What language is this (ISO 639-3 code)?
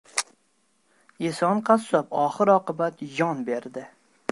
uzb